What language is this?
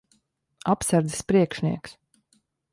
Latvian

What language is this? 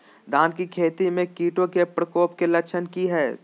Magahi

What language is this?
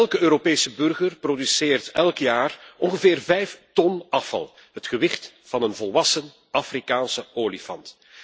Dutch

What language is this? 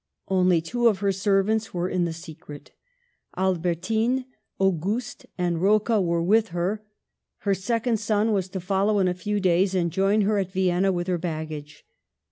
English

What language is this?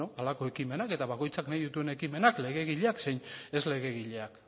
Basque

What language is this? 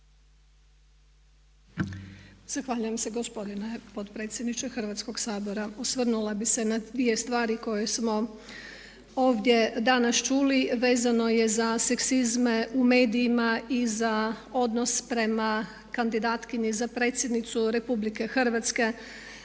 Croatian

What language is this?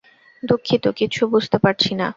Bangla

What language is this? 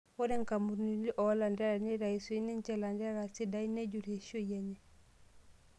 Masai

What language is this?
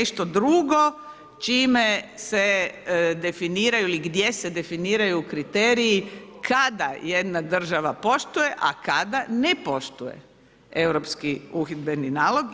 Croatian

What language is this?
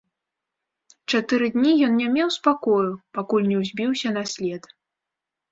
Belarusian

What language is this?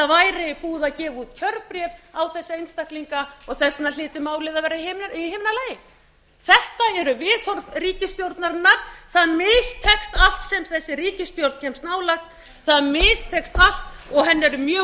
Icelandic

